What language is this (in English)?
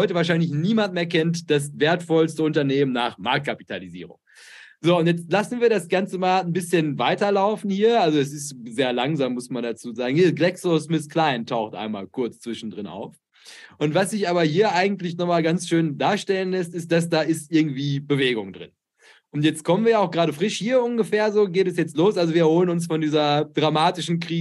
German